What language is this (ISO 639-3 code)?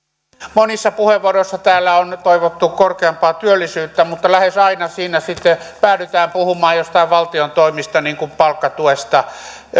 fin